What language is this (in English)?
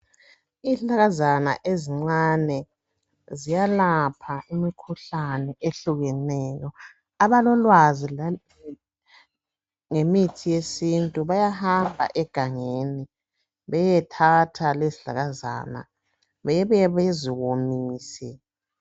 North Ndebele